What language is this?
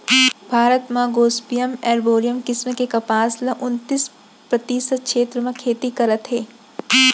Chhattisgarhi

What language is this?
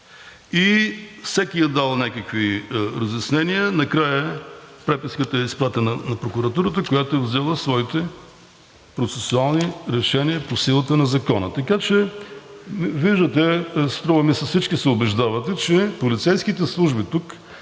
Bulgarian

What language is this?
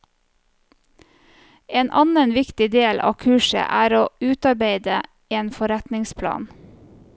Norwegian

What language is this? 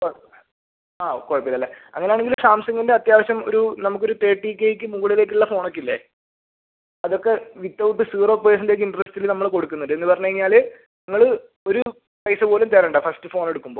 Malayalam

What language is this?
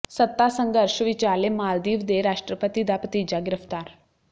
Punjabi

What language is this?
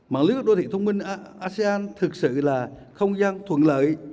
Vietnamese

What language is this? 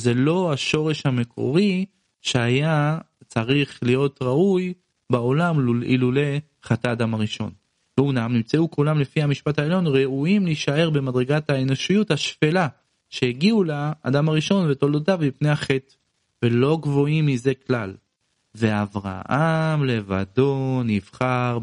Hebrew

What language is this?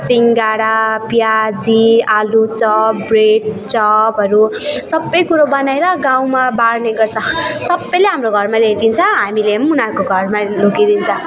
Nepali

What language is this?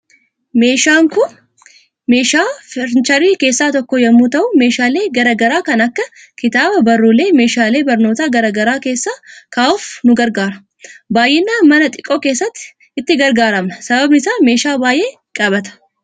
Oromo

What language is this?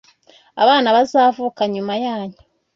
Kinyarwanda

